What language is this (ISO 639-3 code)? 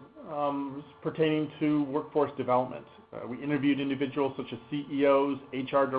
eng